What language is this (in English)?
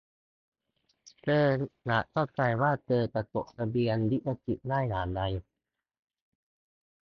Thai